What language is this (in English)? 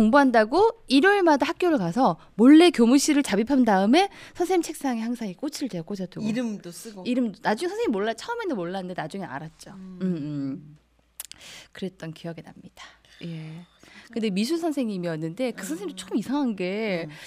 Korean